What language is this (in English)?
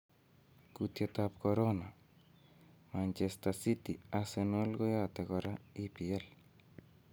Kalenjin